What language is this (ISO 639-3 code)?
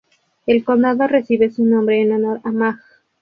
spa